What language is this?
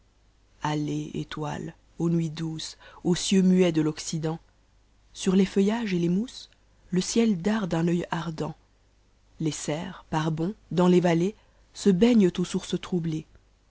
French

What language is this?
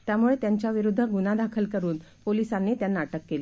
Marathi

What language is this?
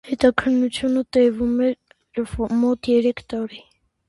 Armenian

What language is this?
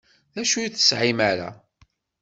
Kabyle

